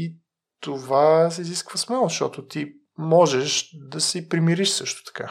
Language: Bulgarian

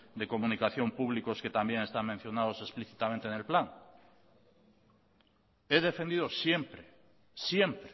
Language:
Spanish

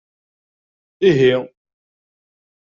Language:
Kabyle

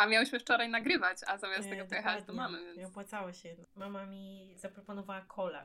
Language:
Polish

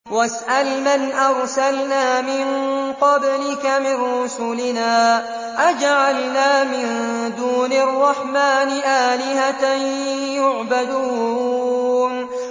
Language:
Arabic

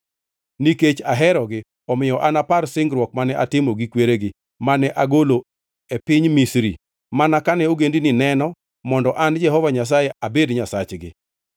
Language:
Luo (Kenya and Tanzania)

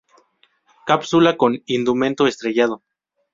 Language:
Spanish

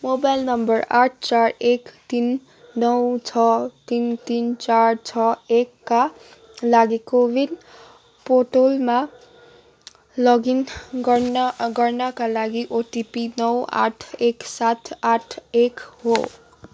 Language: Nepali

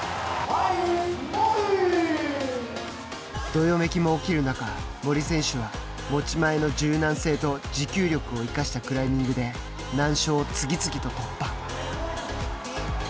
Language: Japanese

